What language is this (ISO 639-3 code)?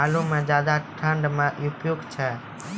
mai